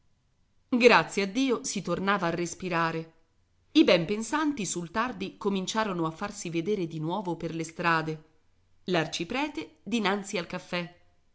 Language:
Italian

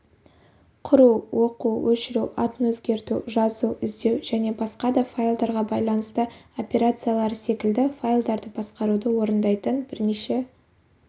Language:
Kazakh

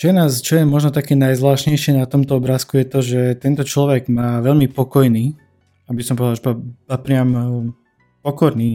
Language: Slovak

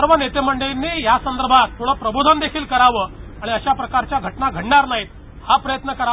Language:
Marathi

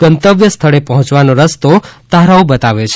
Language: Gujarati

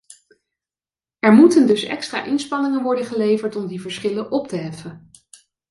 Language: Dutch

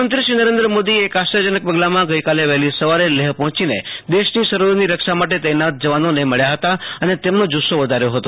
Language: Gujarati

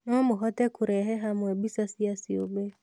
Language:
Kikuyu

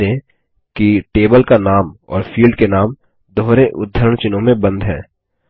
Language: Hindi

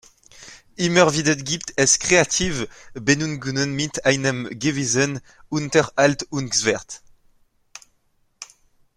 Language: German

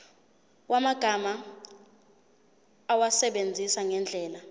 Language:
Zulu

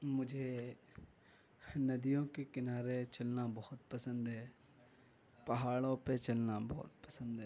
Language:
Urdu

